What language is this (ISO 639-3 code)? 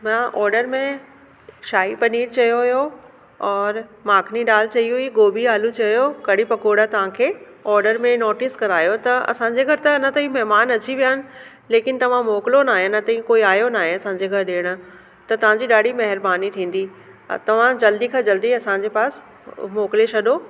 snd